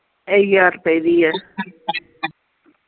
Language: Punjabi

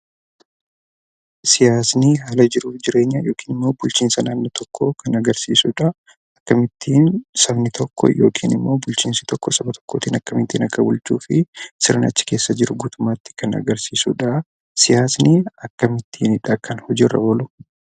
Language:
Oromo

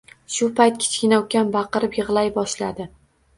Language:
Uzbek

